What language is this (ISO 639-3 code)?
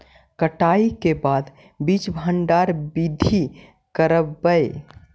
mag